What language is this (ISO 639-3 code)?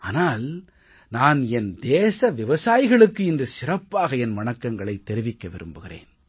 tam